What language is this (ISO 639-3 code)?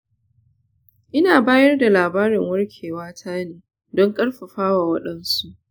hau